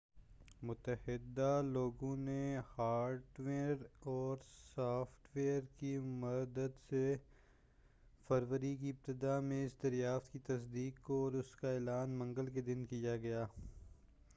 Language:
Urdu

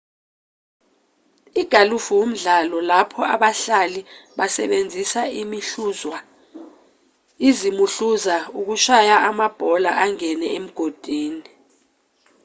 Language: Zulu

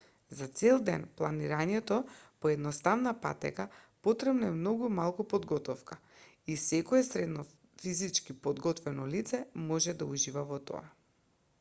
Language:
Macedonian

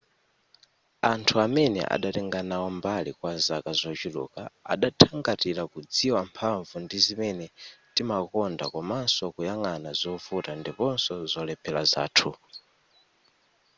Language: Nyanja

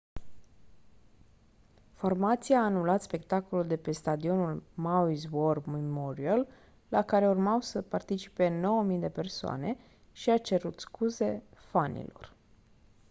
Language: Romanian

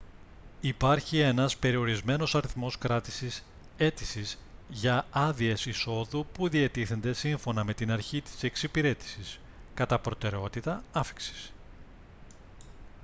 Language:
Greek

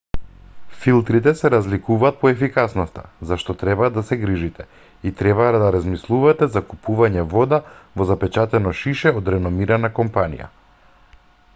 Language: Macedonian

